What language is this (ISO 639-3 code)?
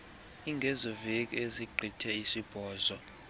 xho